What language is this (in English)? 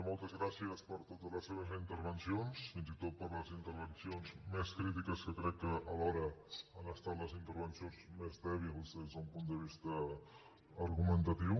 Catalan